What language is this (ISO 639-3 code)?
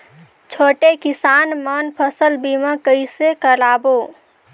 hne